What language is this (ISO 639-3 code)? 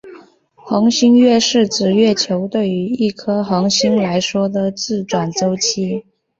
zho